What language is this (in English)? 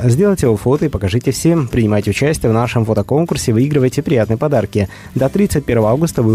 Russian